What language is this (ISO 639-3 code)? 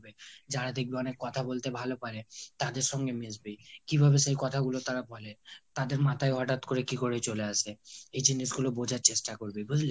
ben